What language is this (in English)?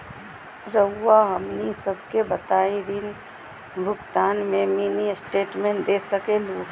Magahi